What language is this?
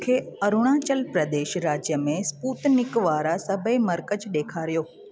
Sindhi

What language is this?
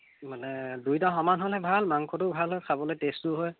Assamese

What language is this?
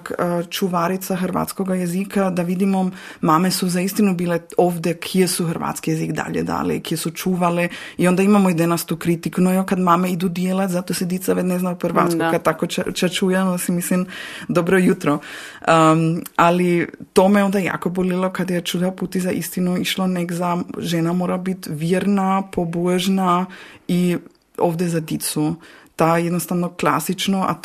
Croatian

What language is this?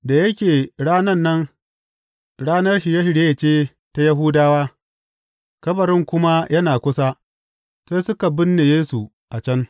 Hausa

